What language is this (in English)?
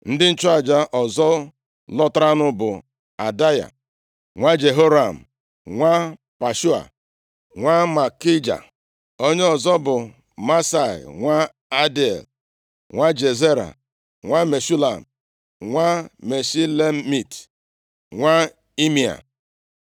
Igbo